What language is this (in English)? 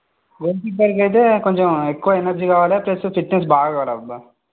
Telugu